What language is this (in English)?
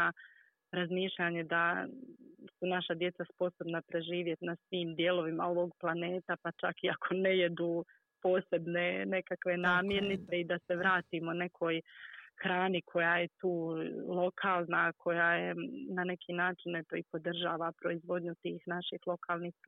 Croatian